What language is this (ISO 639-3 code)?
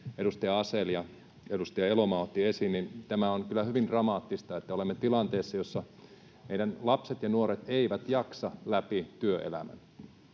fin